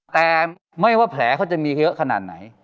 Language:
Thai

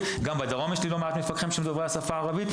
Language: Hebrew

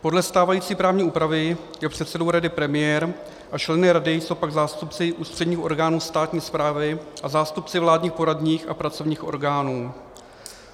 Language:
Czech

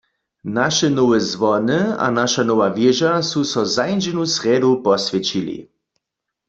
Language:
Upper Sorbian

